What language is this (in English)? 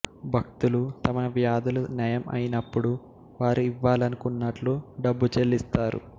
Telugu